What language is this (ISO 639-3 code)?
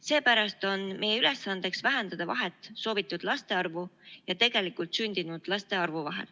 est